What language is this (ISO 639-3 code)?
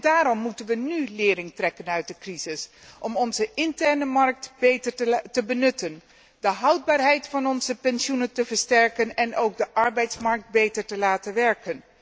nld